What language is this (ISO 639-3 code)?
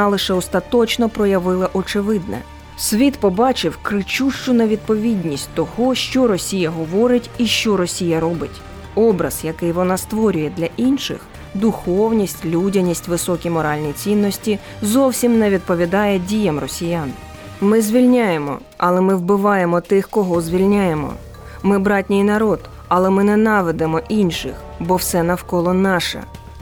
ukr